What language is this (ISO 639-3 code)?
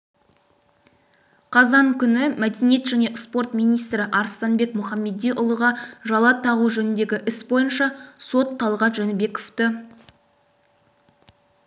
kaz